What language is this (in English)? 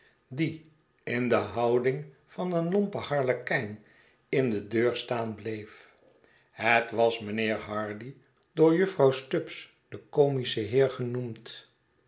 Dutch